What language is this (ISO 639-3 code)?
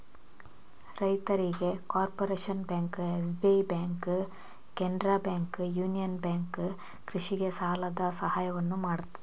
kan